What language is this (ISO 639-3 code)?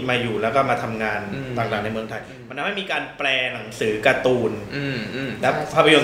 tha